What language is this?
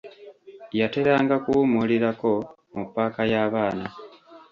Ganda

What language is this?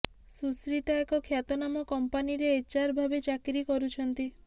Odia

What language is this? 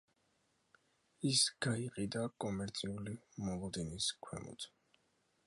Georgian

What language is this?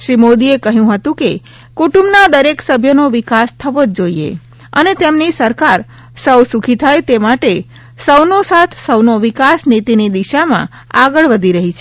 Gujarati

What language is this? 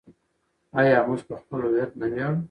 Pashto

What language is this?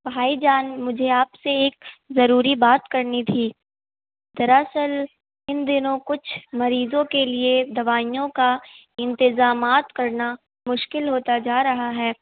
Urdu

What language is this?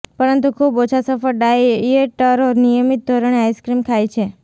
Gujarati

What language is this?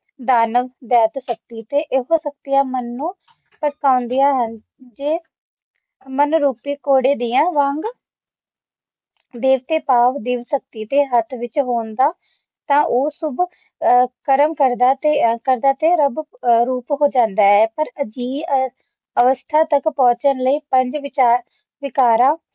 Punjabi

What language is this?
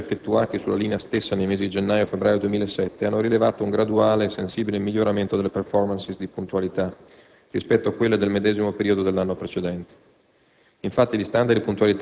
Italian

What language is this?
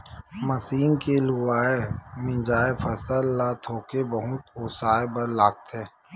Chhattisgarhi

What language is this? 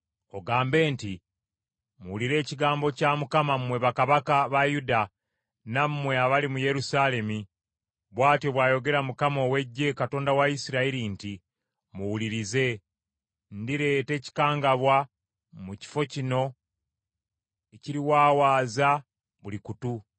Ganda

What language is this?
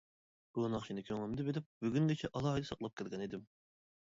Uyghur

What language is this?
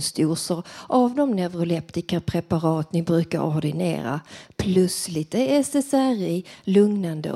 Swedish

